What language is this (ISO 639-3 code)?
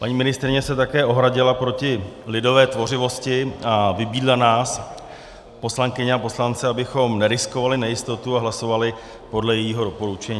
ces